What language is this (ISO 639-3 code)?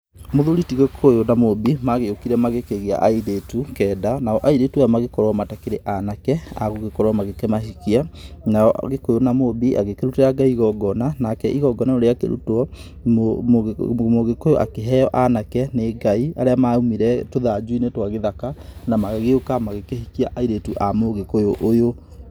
kik